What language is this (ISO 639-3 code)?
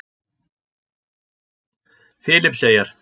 isl